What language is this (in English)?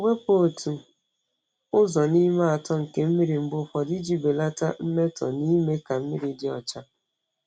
Igbo